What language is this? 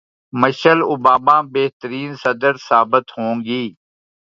Urdu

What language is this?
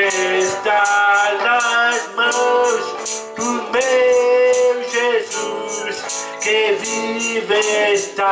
Romanian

